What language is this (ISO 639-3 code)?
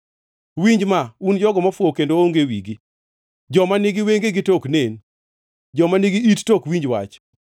luo